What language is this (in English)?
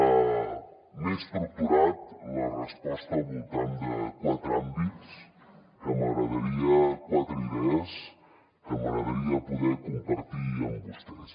Catalan